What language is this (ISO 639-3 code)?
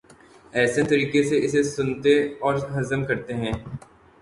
urd